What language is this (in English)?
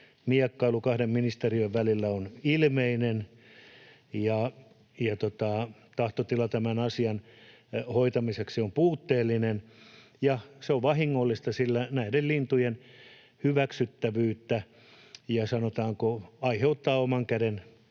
Finnish